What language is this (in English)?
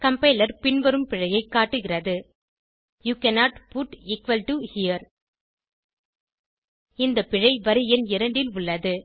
Tamil